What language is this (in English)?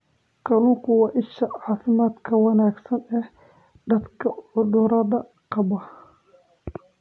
Somali